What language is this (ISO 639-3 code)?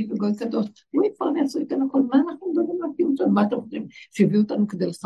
heb